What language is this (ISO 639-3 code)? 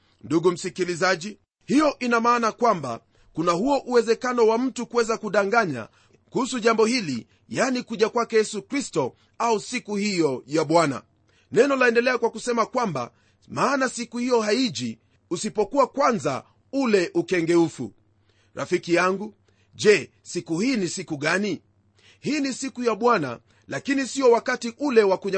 swa